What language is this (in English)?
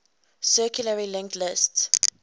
English